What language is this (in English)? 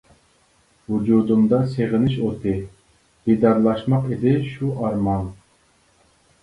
Uyghur